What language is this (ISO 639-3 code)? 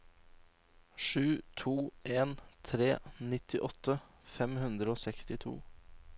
nor